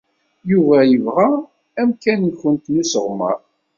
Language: Kabyle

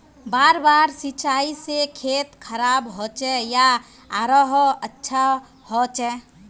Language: Magahi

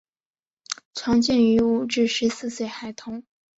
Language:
Chinese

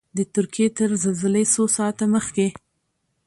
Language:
Pashto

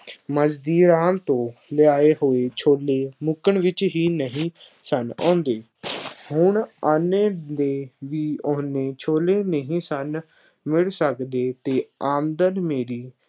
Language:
Punjabi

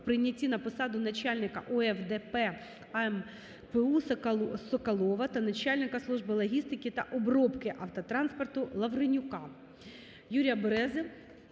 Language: Ukrainian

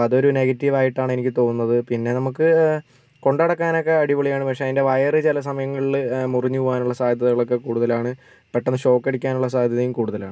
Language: Malayalam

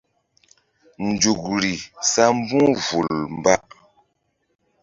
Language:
Mbum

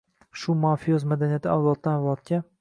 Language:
Uzbek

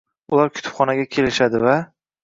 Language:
Uzbek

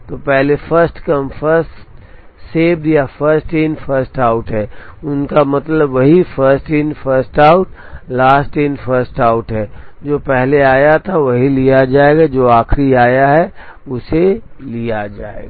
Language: Hindi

